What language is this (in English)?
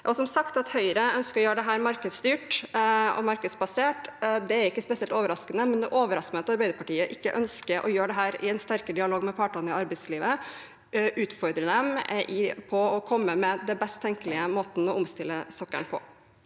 Norwegian